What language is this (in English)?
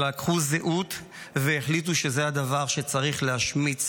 Hebrew